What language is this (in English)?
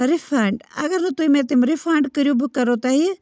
Kashmiri